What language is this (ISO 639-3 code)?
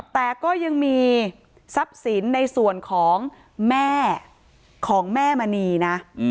tha